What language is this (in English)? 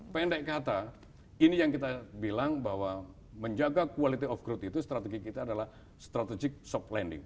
Indonesian